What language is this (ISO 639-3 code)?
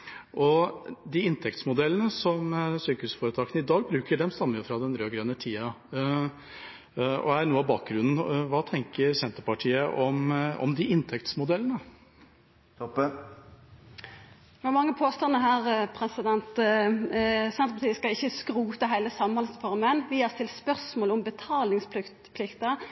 nor